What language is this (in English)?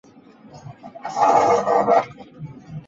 Chinese